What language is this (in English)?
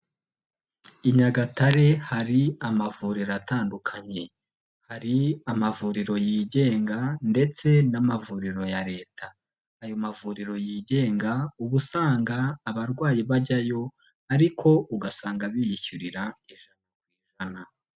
Kinyarwanda